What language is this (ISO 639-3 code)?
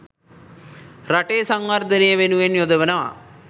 sin